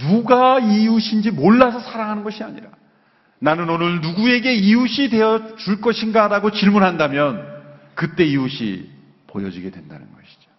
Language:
Korean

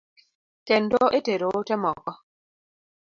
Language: Luo (Kenya and Tanzania)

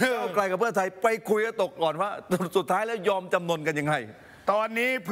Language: Thai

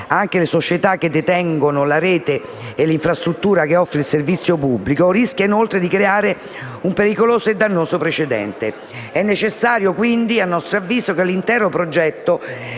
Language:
Italian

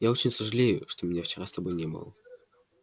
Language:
Russian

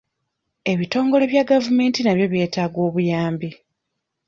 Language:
Ganda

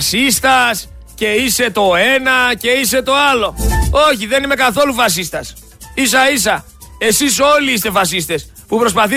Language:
Greek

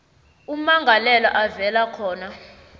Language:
South Ndebele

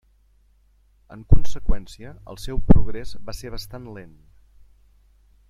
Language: Catalan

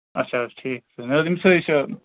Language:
Kashmiri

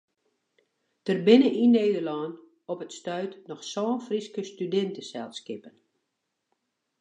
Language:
Western Frisian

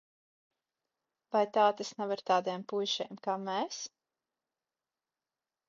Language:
Latvian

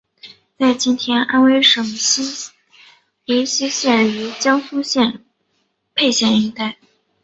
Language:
Chinese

